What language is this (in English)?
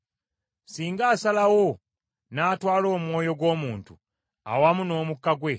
Ganda